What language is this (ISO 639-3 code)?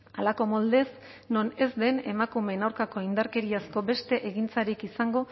eus